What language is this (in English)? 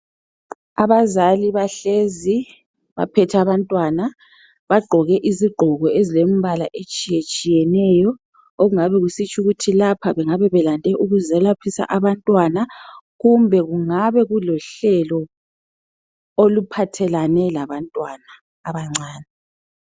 North Ndebele